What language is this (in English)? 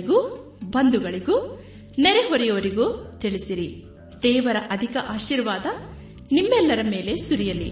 Kannada